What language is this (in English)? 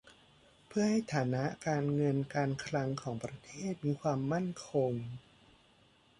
Thai